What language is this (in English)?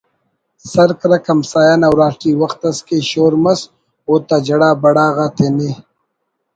Brahui